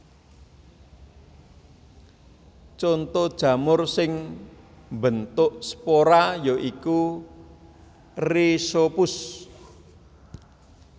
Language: Javanese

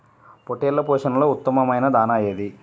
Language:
Telugu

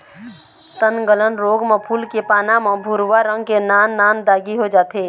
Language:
Chhattisgarhi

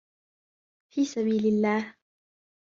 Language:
Arabic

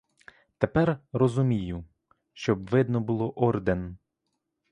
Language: Ukrainian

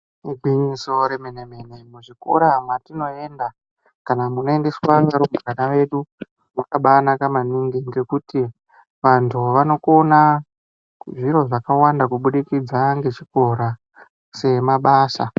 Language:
Ndau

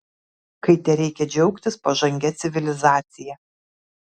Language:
Lithuanian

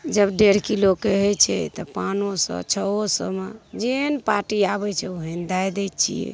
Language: Maithili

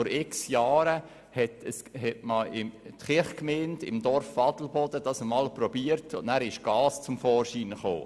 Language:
Swiss German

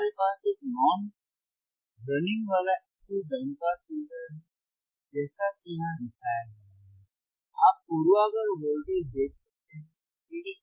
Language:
Hindi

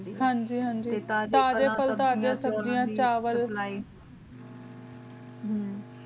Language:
Punjabi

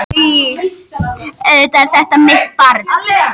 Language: Icelandic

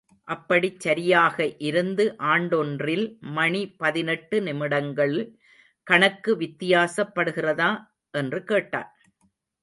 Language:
Tamil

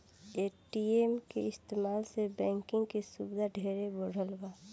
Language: Bhojpuri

